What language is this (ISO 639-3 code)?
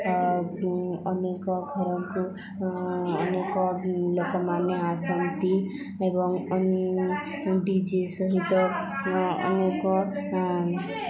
ori